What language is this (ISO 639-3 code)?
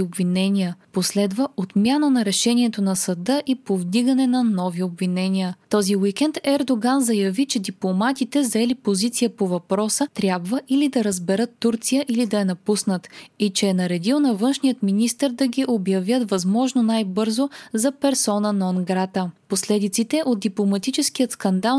bul